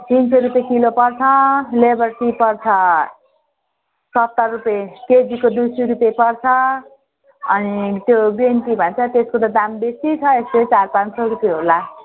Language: Nepali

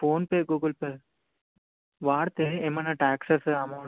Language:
Telugu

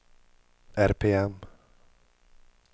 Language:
Swedish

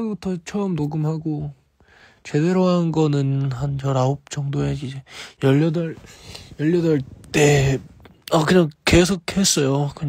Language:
Korean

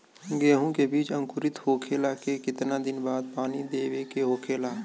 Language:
Bhojpuri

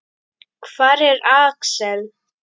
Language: Icelandic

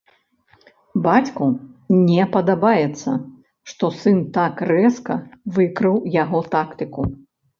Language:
Belarusian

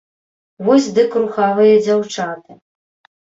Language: Belarusian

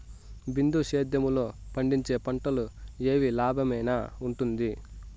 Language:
Telugu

